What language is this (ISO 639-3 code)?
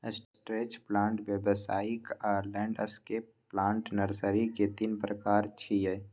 mai